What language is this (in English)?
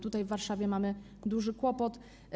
Polish